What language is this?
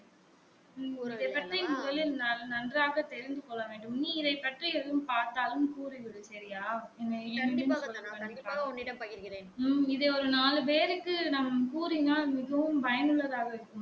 Tamil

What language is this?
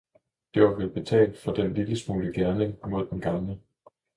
Danish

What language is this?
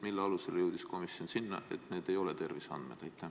Estonian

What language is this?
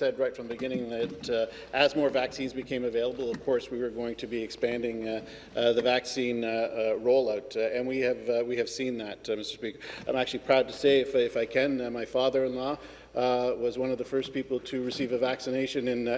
English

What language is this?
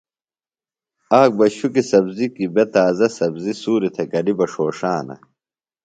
Phalura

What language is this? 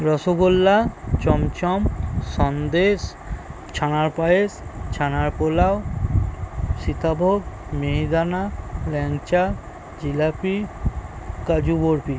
Bangla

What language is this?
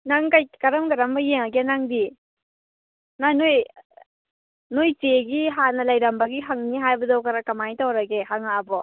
Manipuri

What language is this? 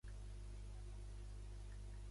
Catalan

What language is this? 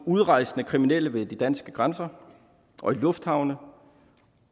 Danish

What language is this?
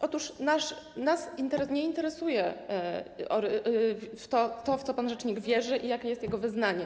Polish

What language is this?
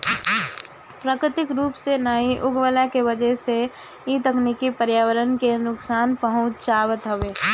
Bhojpuri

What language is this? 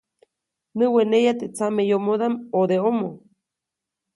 Copainalá Zoque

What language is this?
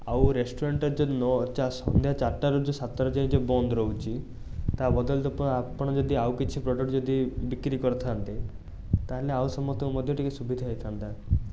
Odia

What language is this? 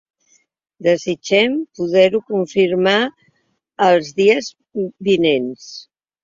Catalan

